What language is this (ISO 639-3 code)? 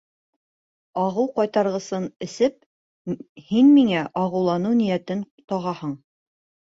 bak